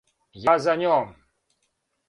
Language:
Serbian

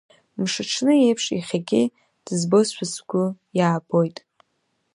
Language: Abkhazian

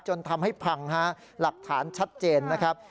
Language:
Thai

